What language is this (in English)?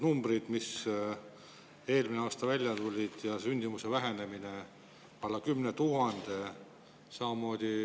Estonian